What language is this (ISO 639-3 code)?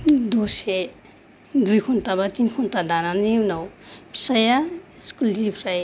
brx